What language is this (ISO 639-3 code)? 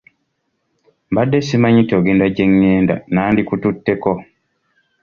lug